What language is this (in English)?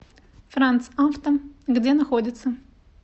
Russian